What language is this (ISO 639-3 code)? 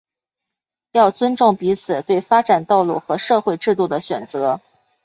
zho